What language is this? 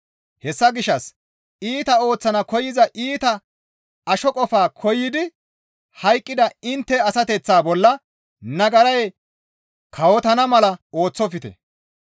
Gamo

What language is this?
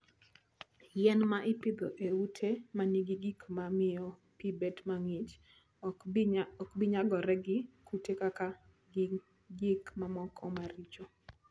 Luo (Kenya and Tanzania)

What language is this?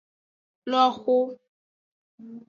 Aja (Benin)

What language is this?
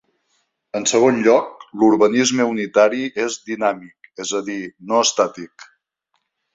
Catalan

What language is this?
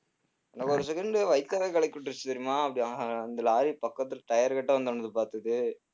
Tamil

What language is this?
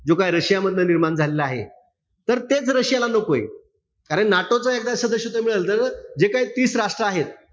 Marathi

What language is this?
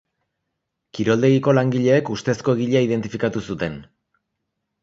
Basque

